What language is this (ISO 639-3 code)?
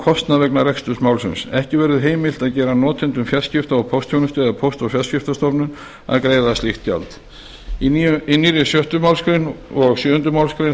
isl